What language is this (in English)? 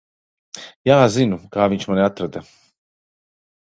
Latvian